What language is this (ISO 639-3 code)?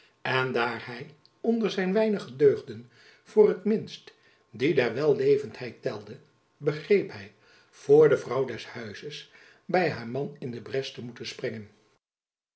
nld